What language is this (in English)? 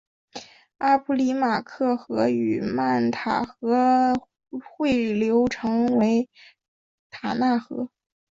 Chinese